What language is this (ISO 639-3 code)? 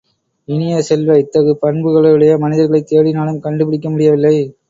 tam